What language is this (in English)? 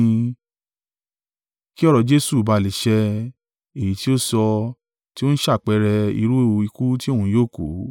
Yoruba